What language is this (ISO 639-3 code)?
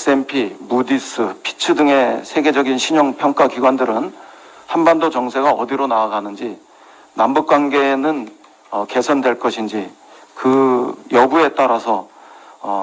kor